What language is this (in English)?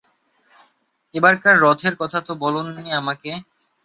Bangla